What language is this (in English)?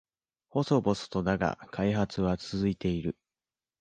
Japanese